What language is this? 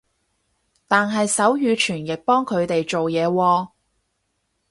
Cantonese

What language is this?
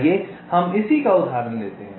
Hindi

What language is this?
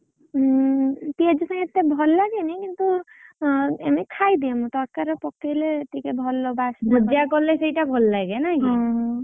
Odia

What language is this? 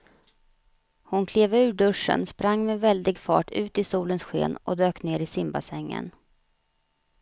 Swedish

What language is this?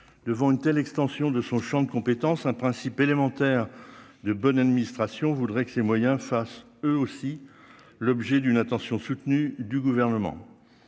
French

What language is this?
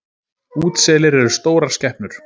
Icelandic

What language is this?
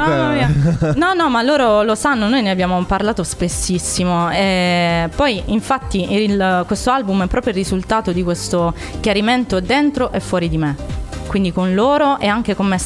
Italian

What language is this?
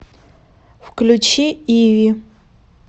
Russian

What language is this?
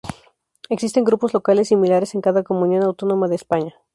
Spanish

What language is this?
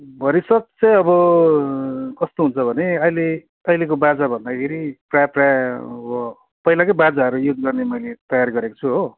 Nepali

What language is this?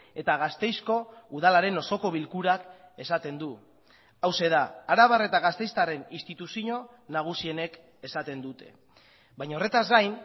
Basque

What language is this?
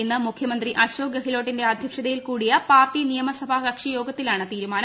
Malayalam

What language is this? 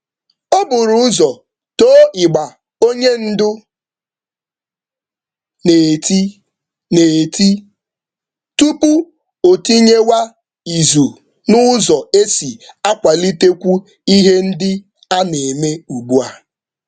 Igbo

